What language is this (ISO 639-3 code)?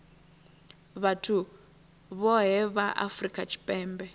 ven